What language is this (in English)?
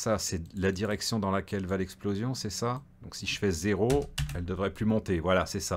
French